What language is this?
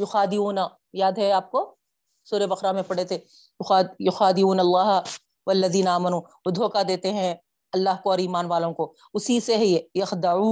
Urdu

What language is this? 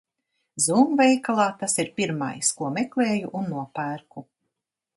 Latvian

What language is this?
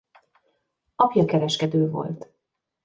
Hungarian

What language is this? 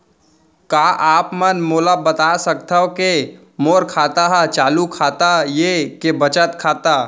Chhattisgarhi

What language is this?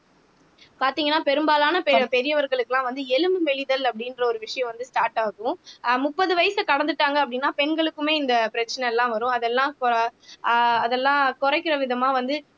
Tamil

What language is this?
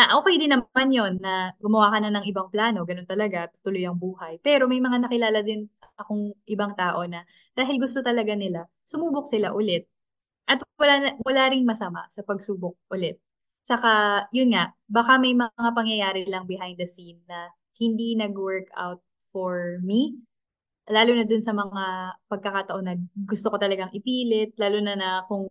Filipino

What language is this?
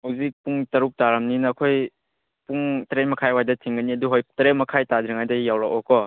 Manipuri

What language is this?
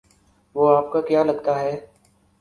Urdu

